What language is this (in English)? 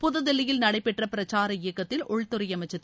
Tamil